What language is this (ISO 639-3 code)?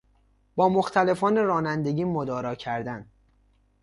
fas